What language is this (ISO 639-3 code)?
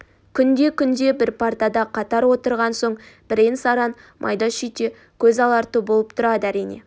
kaz